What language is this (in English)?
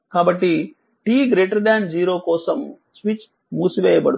Telugu